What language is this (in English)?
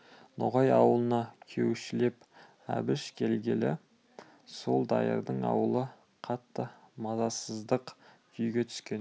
Kazakh